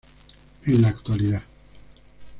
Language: Spanish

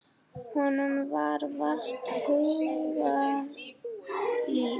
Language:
Icelandic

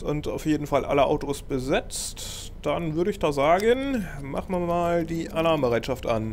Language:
German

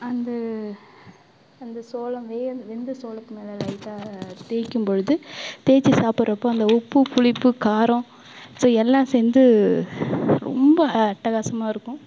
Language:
Tamil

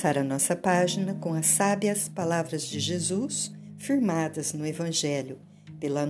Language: Portuguese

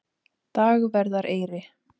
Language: Icelandic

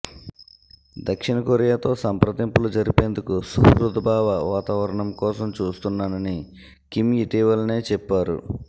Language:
Telugu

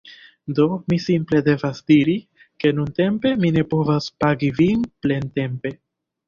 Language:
Esperanto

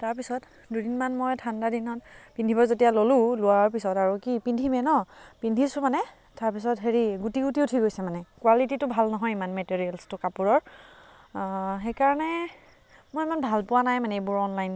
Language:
Assamese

